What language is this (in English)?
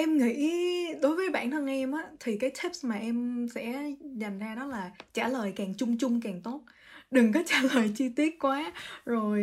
Vietnamese